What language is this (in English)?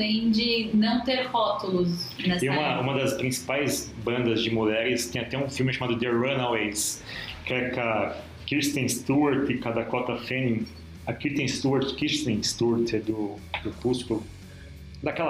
Portuguese